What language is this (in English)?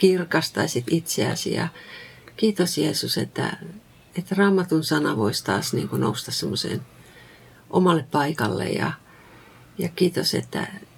Finnish